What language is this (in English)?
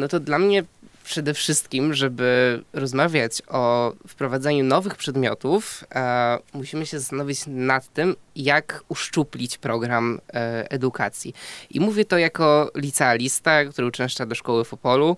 Polish